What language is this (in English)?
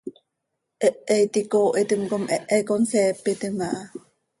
Seri